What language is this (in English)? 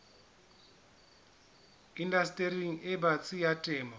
Southern Sotho